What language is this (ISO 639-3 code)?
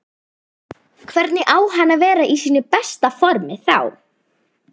isl